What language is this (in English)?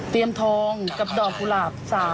Thai